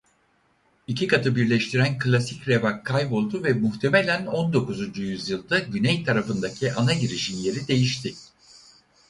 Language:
Turkish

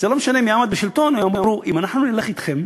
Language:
Hebrew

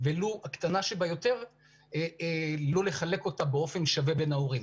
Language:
Hebrew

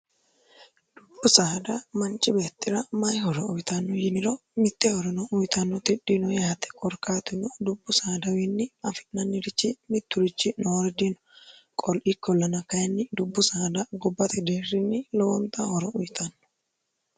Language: Sidamo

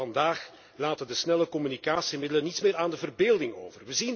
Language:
Dutch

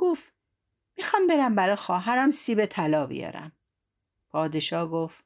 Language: Persian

